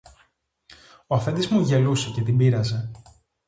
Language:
Greek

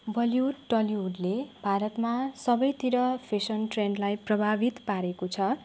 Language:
Nepali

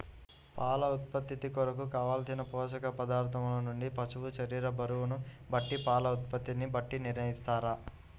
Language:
Telugu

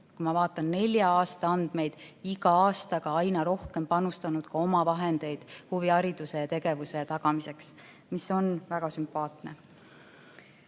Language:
Estonian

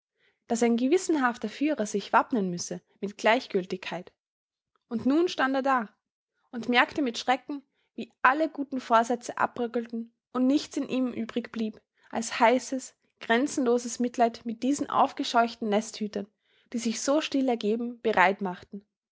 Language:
German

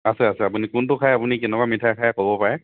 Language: Assamese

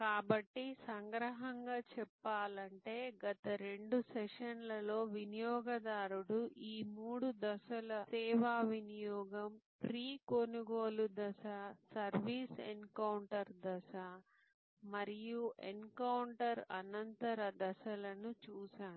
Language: Telugu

